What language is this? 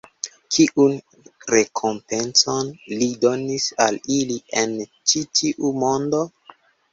Esperanto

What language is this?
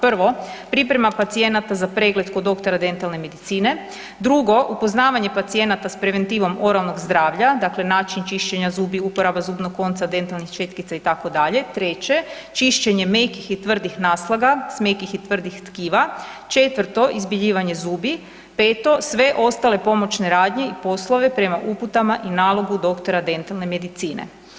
Croatian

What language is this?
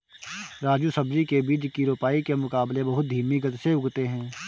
Hindi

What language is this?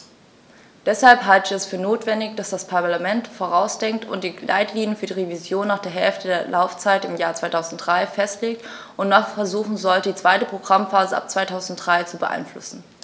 German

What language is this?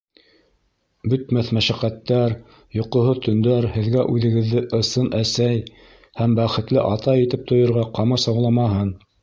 Bashkir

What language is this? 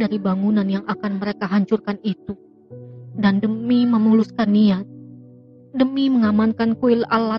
Indonesian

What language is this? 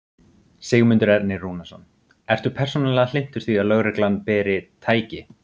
Icelandic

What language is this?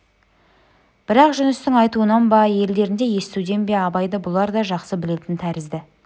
Kazakh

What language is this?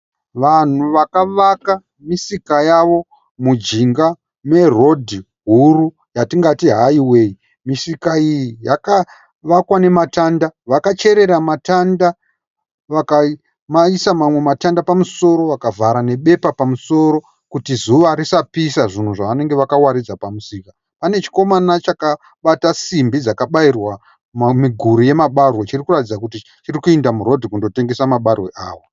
Shona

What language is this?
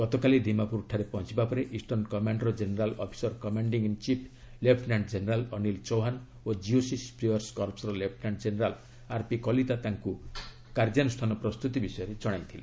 Odia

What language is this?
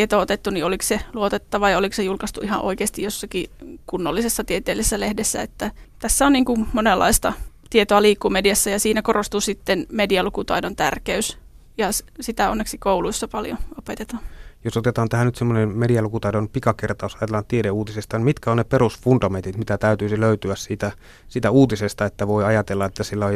Finnish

